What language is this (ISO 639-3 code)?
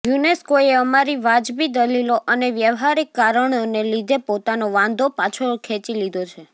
guj